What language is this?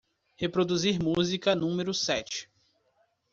Portuguese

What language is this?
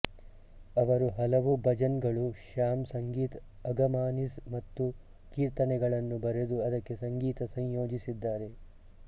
Kannada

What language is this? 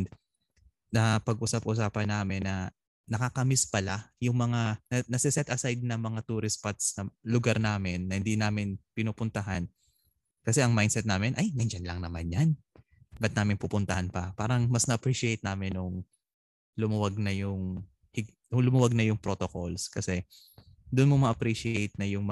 Filipino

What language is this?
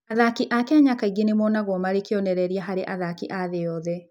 Kikuyu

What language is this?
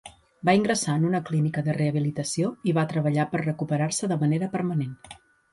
Catalan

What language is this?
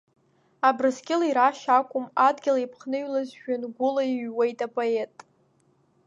Abkhazian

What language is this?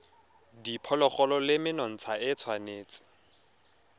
Tswana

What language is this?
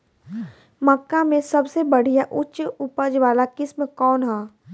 Bhojpuri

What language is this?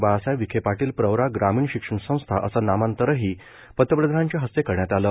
Marathi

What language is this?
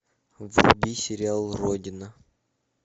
Russian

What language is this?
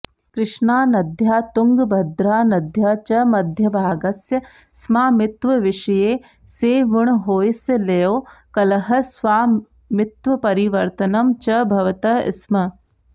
Sanskrit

